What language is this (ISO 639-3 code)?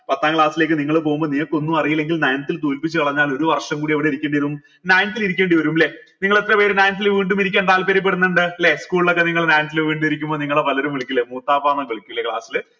mal